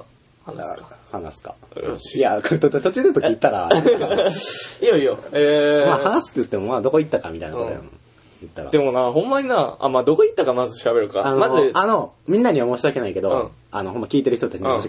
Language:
Japanese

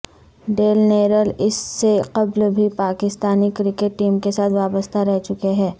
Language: Urdu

